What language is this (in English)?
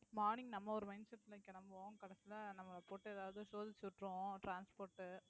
Tamil